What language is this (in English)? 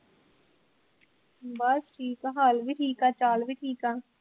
Punjabi